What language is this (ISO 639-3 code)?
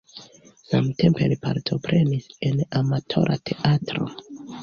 epo